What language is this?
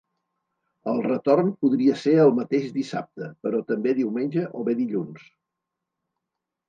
Catalan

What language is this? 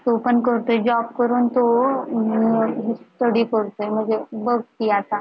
Marathi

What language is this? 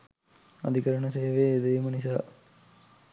Sinhala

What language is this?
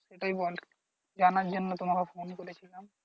Bangla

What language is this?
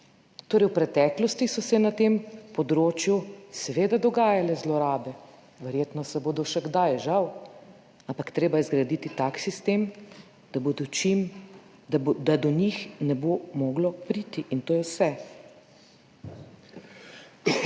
Slovenian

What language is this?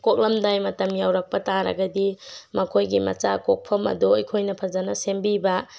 Manipuri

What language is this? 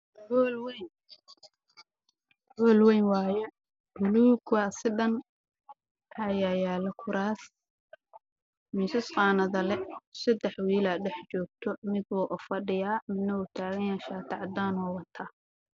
Somali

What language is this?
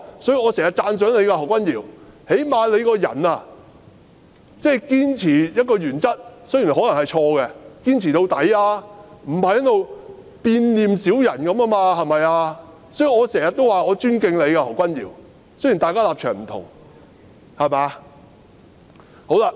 Cantonese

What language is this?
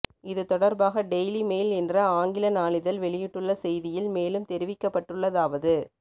Tamil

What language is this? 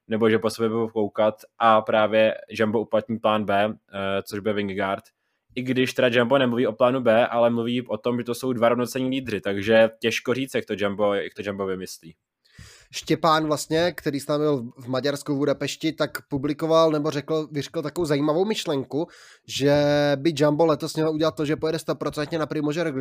Czech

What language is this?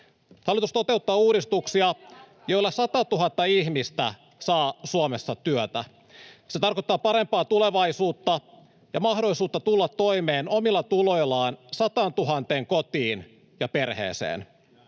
Finnish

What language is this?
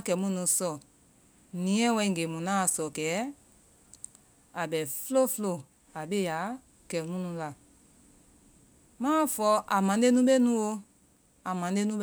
Vai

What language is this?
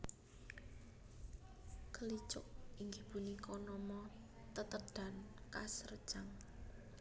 Javanese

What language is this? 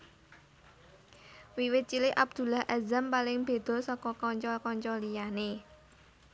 Javanese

